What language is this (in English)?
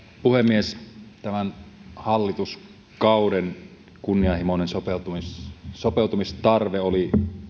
Finnish